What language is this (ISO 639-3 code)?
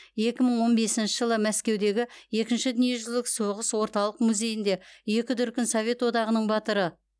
kaz